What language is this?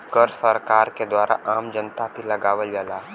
Bhojpuri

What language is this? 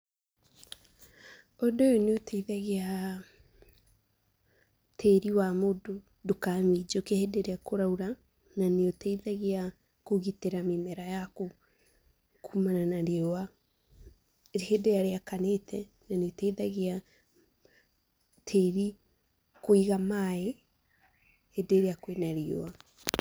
Kikuyu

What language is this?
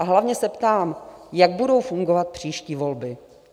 Czech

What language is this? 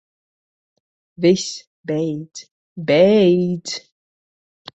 Latvian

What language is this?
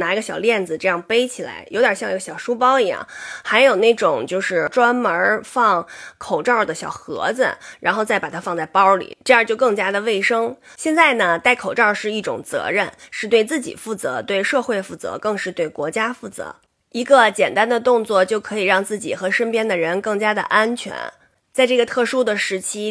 Chinese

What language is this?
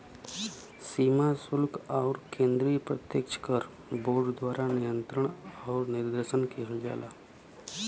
Bhojpuri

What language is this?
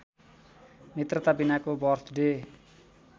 Nepali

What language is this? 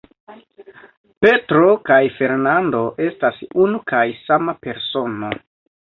Esperanto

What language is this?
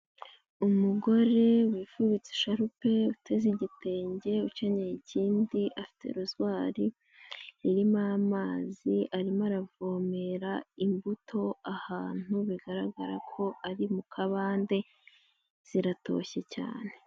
Kinyarwanda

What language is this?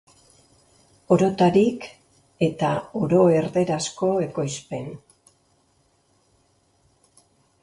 Basque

